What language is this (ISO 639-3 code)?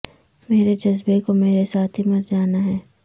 urd